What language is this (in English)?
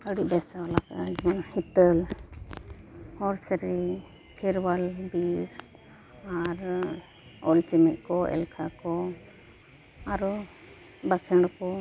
Santali